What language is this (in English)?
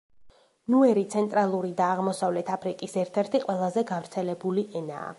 Georgian